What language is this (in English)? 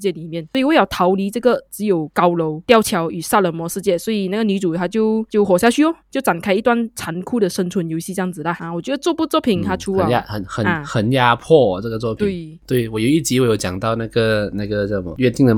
Chinese